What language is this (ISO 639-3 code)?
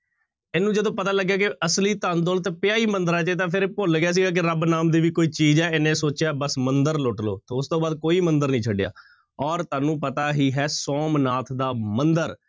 pan